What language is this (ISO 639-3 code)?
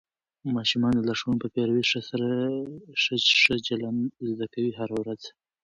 pus